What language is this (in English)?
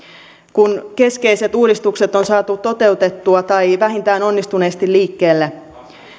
Finnish